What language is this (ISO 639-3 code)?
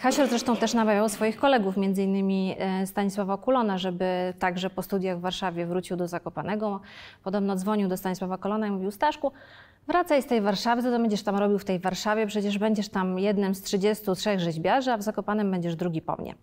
pol